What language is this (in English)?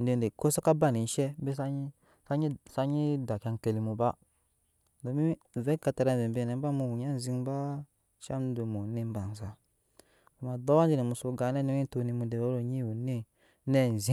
Nyankpa